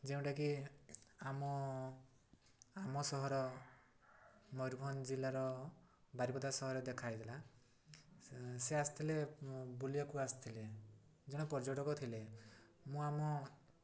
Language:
Odia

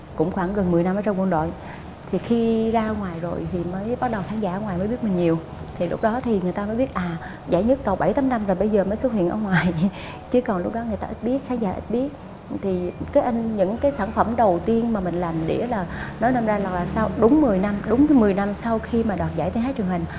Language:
Vietnamese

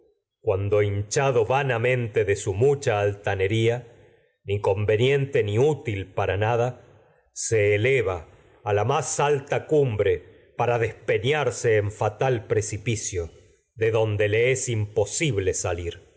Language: Spanish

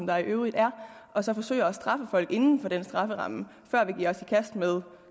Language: Danish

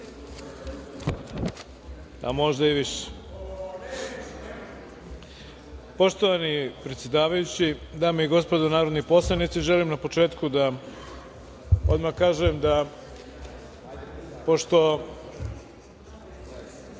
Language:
Serbian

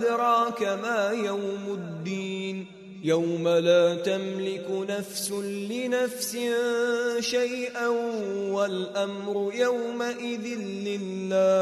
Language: Arabic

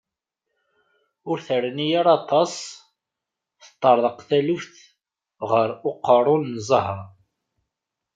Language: Kabyle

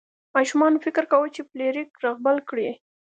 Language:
Pashto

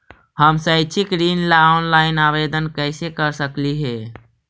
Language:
Magahi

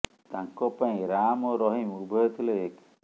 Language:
Odia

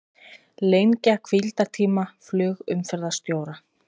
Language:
Icelandic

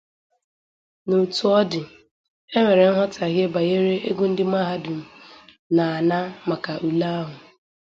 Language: Igbo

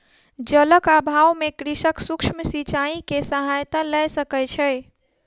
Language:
Maithili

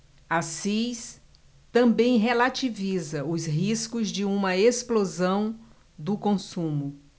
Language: Portuguese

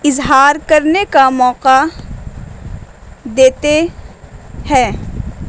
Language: Urdu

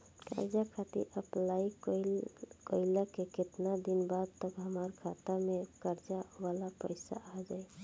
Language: Bhojpuri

